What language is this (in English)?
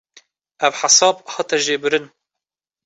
Kurdish